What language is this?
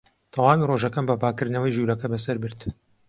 Central Kurdish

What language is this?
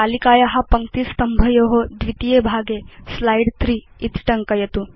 Sanskrit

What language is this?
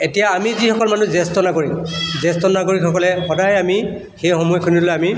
Assamese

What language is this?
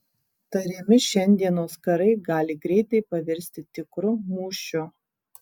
Lithuanian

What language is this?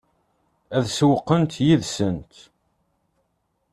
Kabyle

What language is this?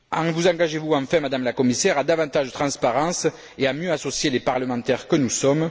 French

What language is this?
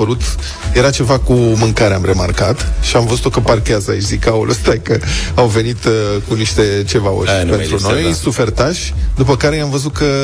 Romanian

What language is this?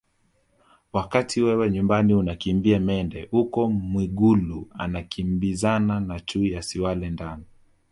Swahili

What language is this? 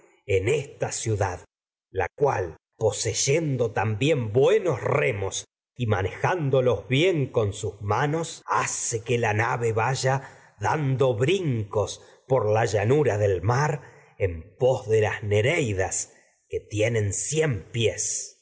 Spanish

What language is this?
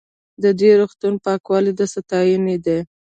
Pashto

